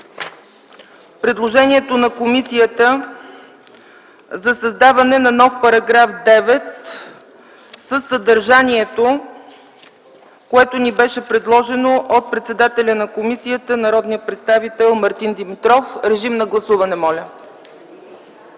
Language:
Bulgarian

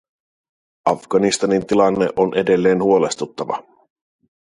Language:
Finnish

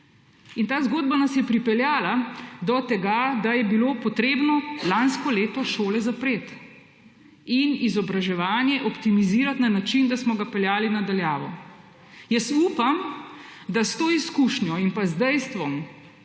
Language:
Slovenian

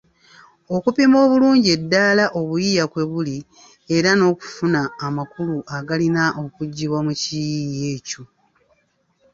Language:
Ganda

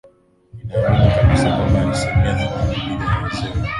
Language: Swahili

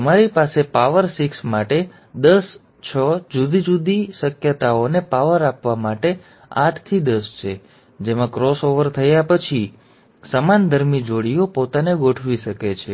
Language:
Gujarati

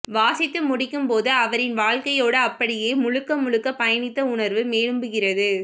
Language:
Tamil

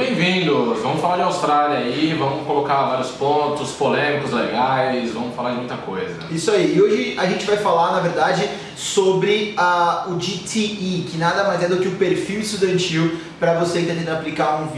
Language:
Portuguese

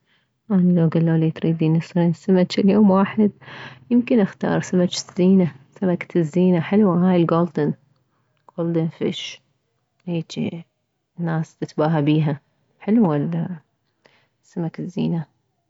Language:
Mesopotamian Arabic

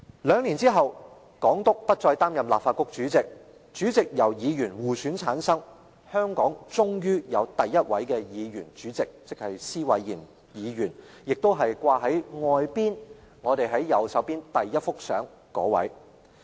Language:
Cantonese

